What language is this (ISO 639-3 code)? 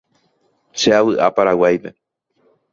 grn